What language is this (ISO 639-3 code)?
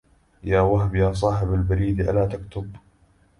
ara